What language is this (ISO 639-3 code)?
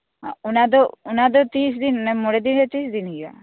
sat